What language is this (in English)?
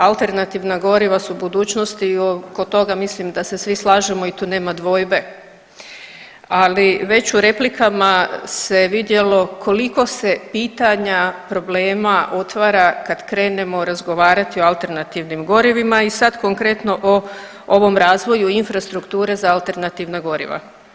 Croatian